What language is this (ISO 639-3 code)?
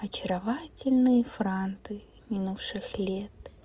rus